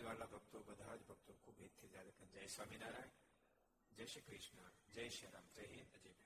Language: Gujarati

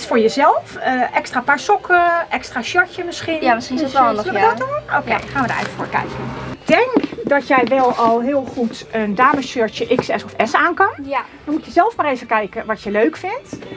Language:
Dutch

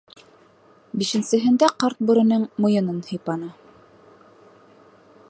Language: Bashkir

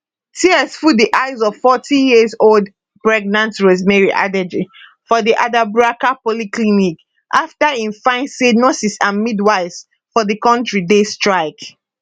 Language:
Nigerian Pidgin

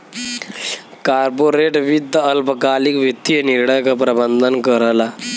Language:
Bhojpuri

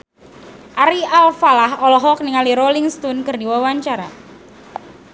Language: Sundanese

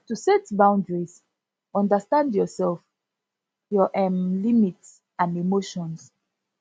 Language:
Nigerian Pidgin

